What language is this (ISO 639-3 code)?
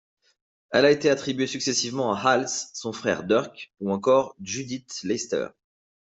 fra